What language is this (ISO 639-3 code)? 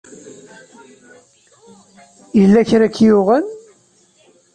kab